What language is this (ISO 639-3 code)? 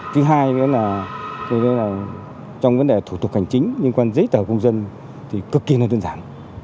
vie